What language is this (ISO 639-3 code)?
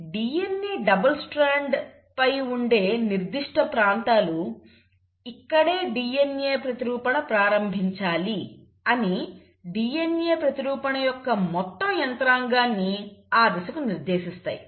tel